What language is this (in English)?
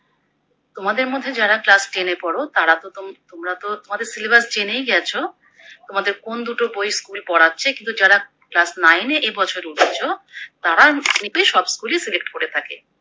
Bangla